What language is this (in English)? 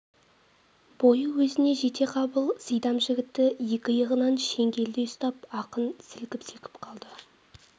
Kazakh